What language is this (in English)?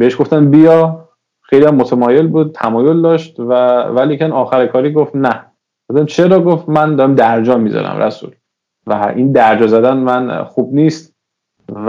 Persian